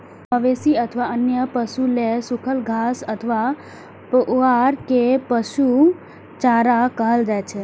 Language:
Maithili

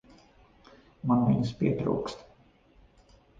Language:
Latvian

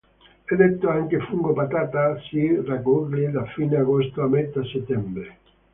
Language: Italian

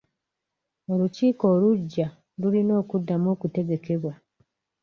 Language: Ganda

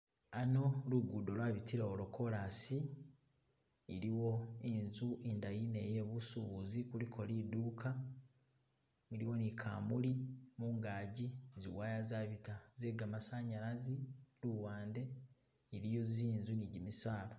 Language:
Masaaba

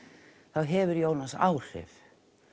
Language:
Icelandic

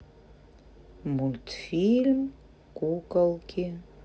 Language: Russian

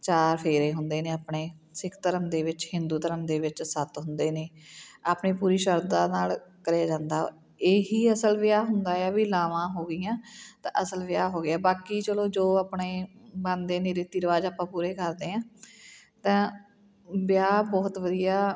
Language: Punjabi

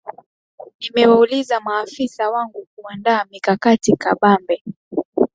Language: Swahili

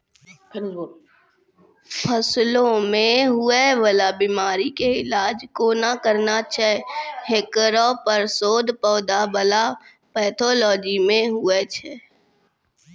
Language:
Maithili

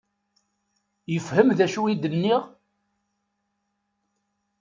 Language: Kabyle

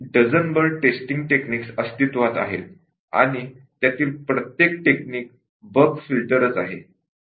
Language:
Marathi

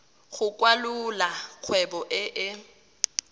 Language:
Tswana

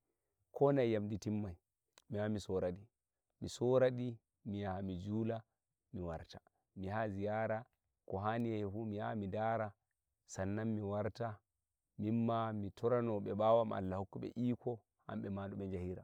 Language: Nigerian Fulfulde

